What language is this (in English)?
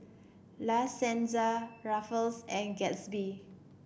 English